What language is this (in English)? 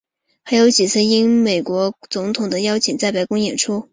Chinese